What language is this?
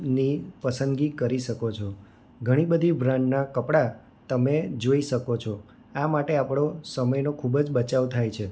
Gujarati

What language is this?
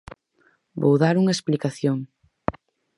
Galician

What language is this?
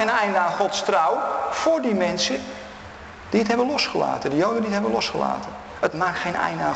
Dutch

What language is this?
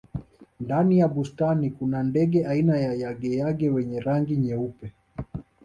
Swahili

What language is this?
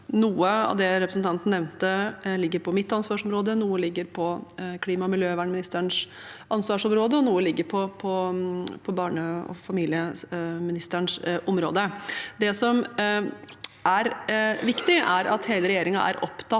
Norwegian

